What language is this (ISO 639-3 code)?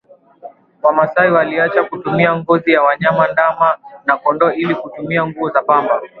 swa